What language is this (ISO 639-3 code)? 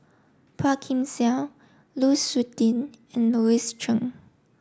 eng